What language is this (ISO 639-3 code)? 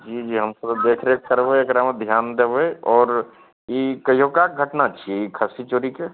mai